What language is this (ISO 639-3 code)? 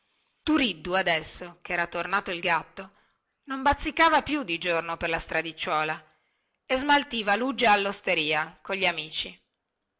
ita